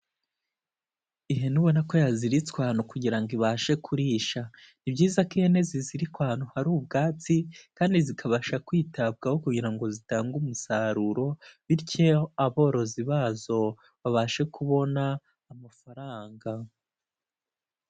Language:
Kinyarwanda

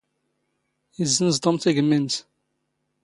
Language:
Standard Moroccan Tamazight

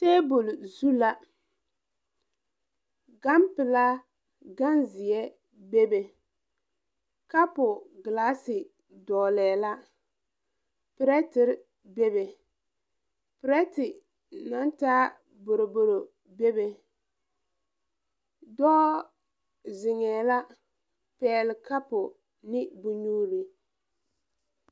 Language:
Southern Dagaare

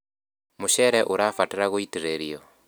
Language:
Kikuyu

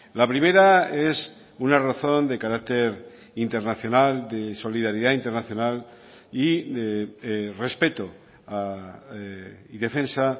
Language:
Spanish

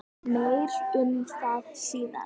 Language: Icelandic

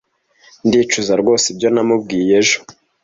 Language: Kinyarwanda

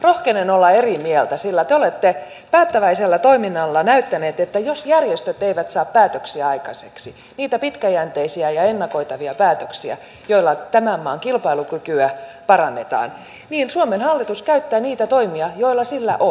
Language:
Finnish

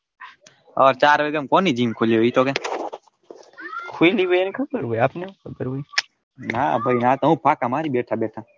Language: Gujarati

